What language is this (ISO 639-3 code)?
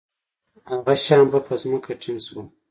pus